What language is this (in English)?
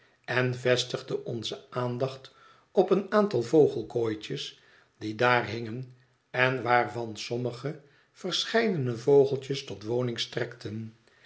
Dutch